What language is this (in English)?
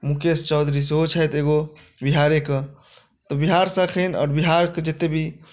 Maithili